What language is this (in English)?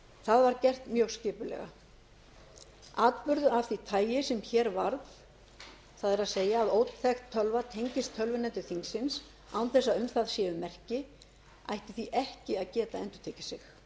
Icelandic